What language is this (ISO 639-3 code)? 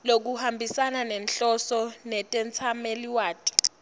ssw